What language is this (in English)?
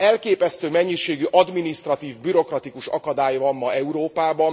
Hungarian